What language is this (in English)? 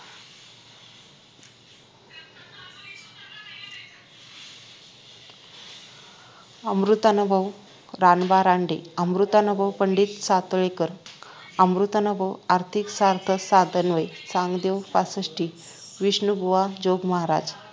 Marathi